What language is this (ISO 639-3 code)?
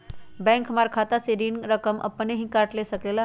mag